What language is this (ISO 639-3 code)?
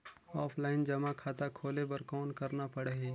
hne